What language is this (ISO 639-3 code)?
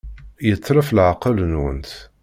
kab